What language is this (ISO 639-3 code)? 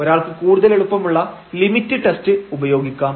mal